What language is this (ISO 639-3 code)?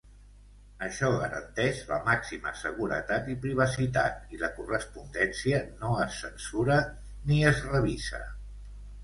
cat